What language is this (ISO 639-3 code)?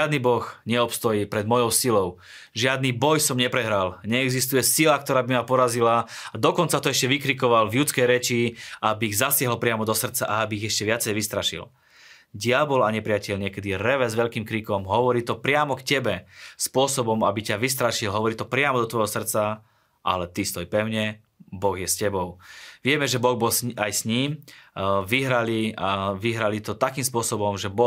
slk